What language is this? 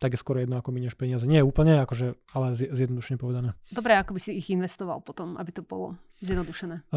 Slovak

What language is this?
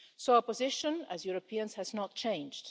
English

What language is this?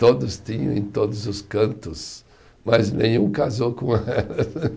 Portuguese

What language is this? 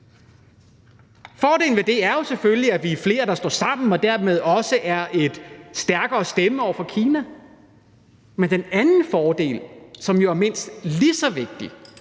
Danish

